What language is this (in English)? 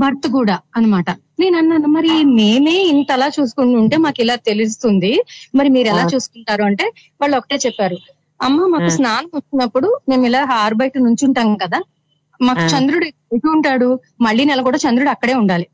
Telugu